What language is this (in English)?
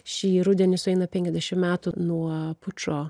Lithuanian